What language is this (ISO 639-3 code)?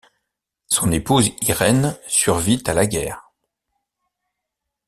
fra